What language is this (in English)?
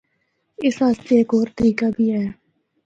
Northern Hindko